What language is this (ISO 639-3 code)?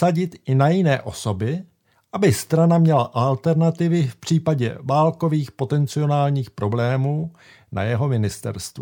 ces